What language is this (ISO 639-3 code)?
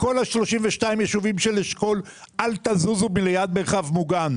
heb